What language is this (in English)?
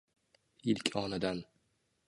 Uzbek